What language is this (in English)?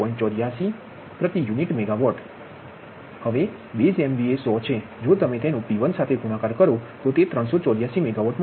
Gujarati